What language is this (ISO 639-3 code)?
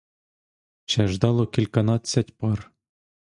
ukr